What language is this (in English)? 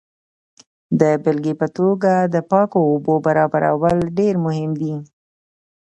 Pashto